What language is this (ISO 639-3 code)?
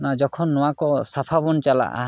sat